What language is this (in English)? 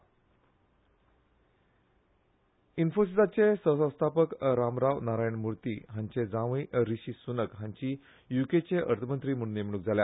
Konkani